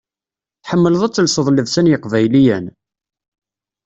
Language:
Kabyle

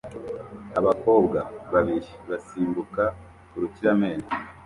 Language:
Kinyarwanda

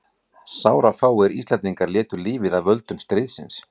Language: Icelandic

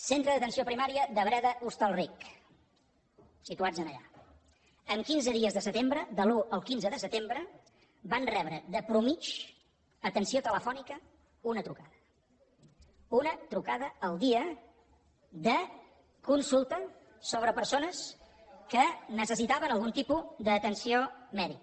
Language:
Catalan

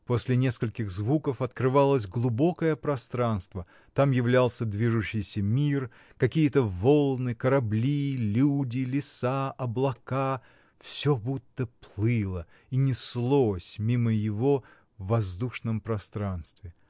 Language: Russian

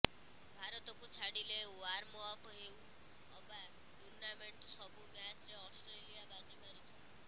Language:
Odia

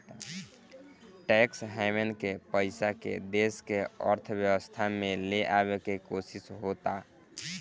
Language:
Bhojpuri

